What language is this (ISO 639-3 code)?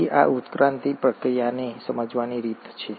guj